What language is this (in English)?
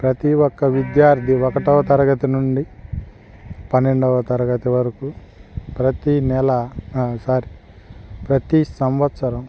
Telugu